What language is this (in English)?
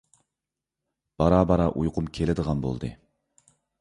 Uyghur